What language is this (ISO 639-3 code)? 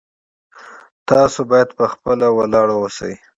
pus